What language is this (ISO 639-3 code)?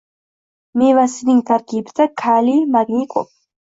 uzb